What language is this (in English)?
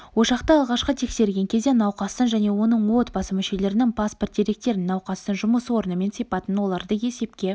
Kazakh